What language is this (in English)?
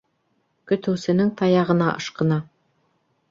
Bashkir